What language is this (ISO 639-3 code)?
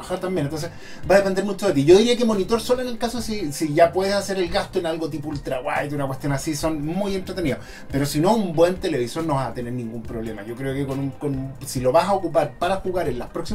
spa